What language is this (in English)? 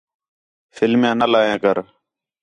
Khetrani